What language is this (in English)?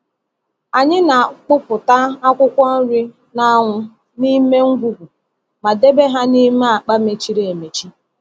Igbo